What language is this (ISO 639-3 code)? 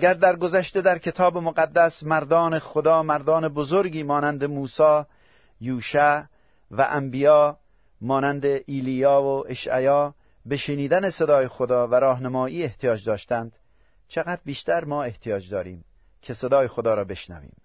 fas